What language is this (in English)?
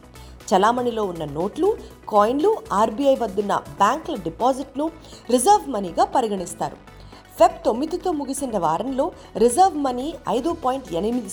Telugu